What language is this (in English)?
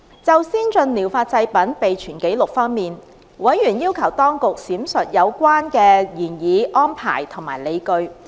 Cantonese